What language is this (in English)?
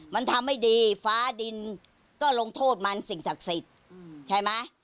Thai